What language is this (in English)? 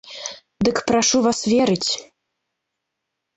Belarusian